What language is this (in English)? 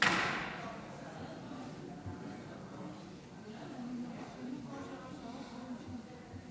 Hebrew